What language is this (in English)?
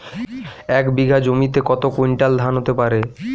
Bangla